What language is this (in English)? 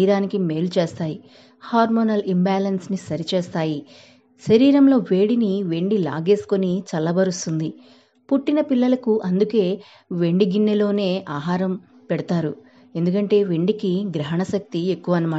Telugu